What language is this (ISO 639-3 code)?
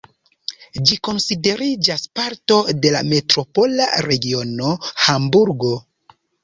epo